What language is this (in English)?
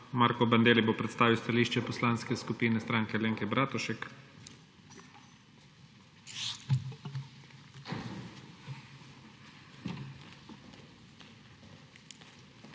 Slovenian